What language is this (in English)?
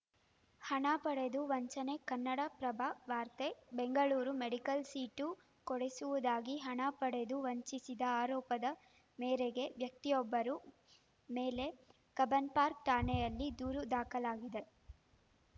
Kannada